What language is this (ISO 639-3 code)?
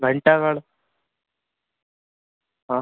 hin